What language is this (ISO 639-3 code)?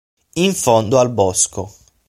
ita